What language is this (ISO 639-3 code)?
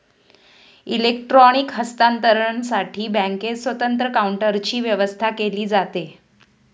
mar